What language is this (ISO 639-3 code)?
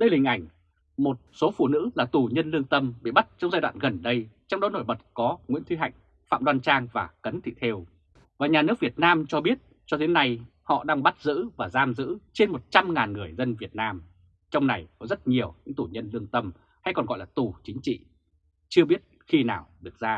vie